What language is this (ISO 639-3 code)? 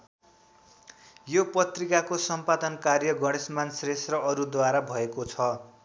nep